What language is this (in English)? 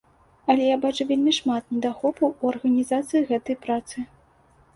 Belarusian